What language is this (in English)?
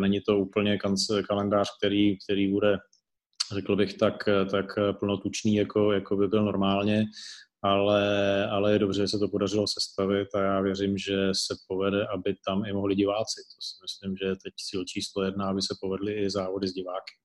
Czech